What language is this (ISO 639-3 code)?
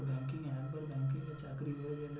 ben